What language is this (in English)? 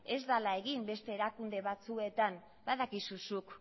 Basque